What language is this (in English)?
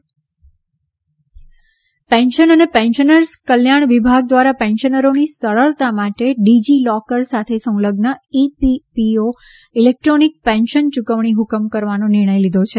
Gujarati